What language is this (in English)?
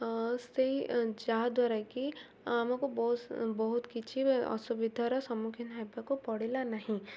Odia